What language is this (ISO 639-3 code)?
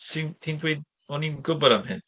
cym